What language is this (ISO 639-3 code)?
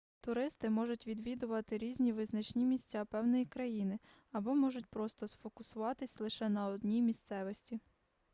ukr